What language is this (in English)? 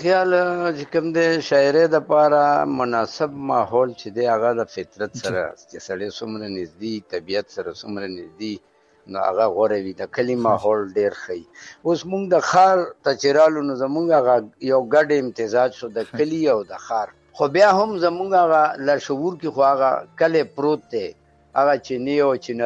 Urdu